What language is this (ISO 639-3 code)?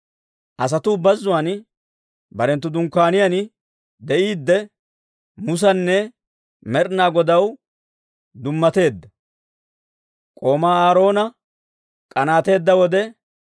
dwr